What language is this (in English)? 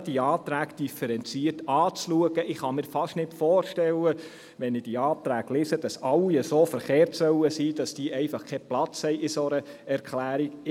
Swiss German